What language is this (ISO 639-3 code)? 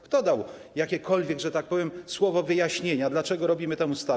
pol